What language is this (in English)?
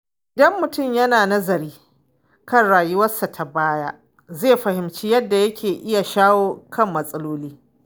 Hausa